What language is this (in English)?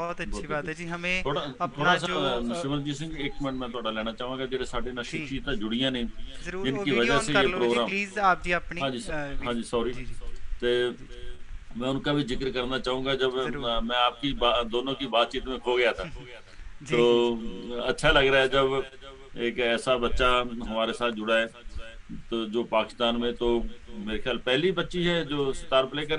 Hindi